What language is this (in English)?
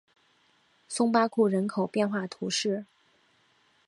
Chinese